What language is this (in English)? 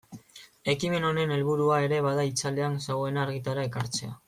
Basque